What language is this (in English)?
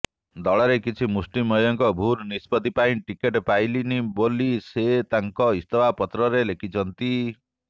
Odia